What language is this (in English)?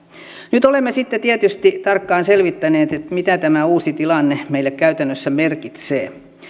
Finnish